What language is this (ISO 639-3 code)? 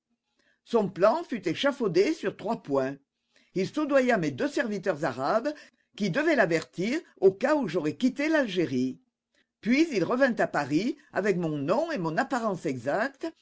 fra